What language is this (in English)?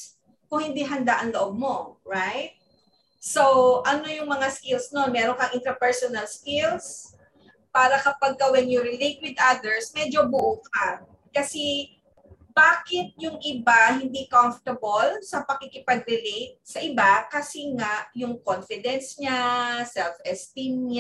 Filipino